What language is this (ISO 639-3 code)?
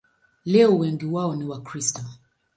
swa